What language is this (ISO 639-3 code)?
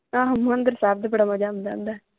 pan